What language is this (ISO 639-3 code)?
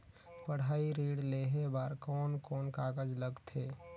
hne